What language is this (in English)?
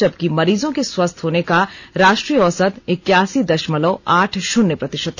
Hindi